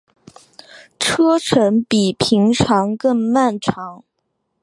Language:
Chinese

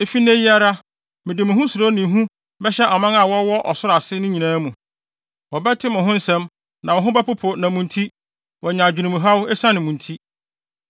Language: Akan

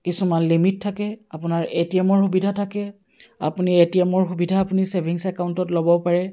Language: Assamese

